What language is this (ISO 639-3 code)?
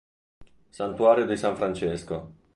ita